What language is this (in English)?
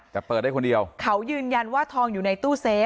Thai